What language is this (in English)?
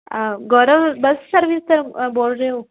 Punjabi